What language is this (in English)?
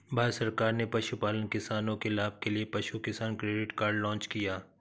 Hindi